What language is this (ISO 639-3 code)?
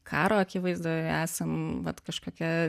lit